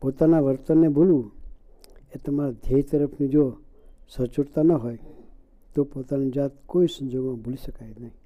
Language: Gujarati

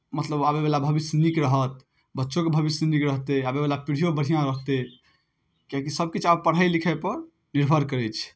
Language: Maithili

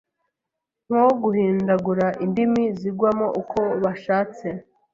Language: Kinyarwanda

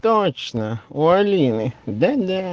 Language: Russian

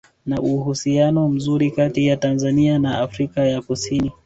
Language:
Swahili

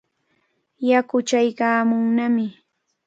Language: Cajatambo North Lima Quechua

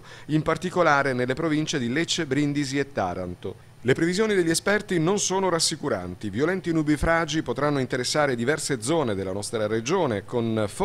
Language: Italian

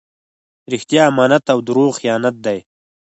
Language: Pashto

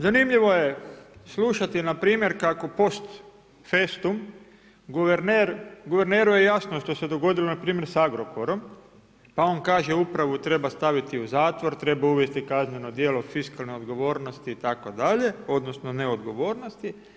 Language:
Croatian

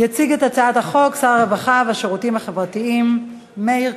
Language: Hebrew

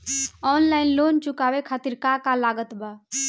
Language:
Bhojpuri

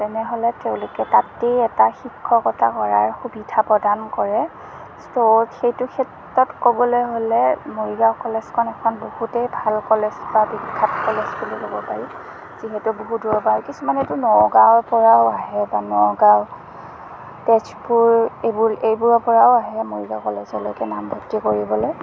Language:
Assamese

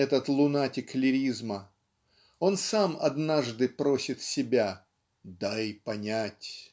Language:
Russian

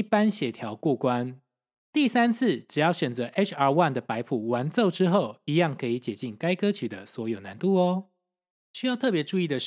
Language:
Chinese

